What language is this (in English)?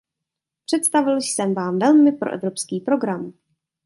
Czech